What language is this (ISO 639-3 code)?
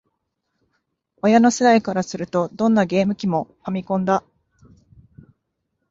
jpn